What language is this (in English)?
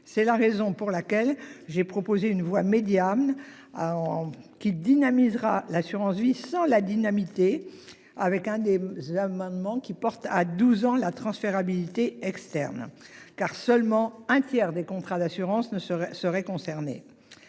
French